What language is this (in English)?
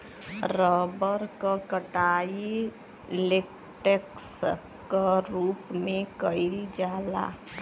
Bhojpuri